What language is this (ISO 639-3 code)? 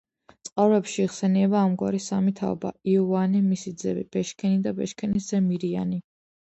kat